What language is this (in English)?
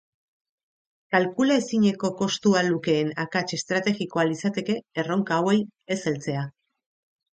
Basque